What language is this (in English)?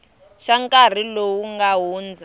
Tsonga